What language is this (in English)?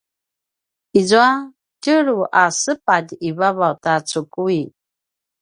Paiwan